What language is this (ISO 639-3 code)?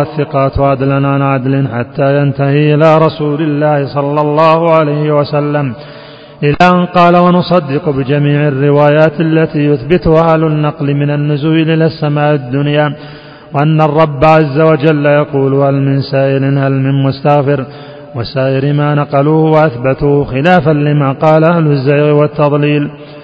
ara